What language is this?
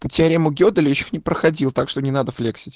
Russian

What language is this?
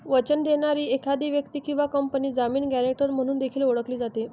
Marathi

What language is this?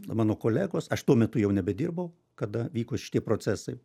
Lithuanian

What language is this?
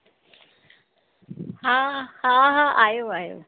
Sindhi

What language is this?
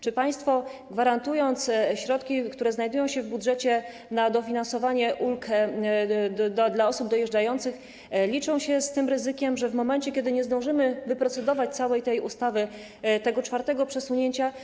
Polish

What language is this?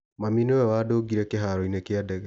Kikuyu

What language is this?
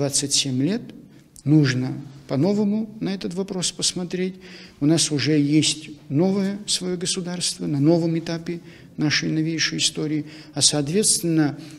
Russian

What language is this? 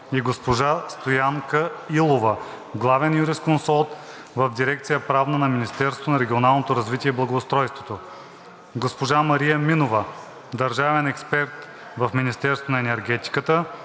Bulgarian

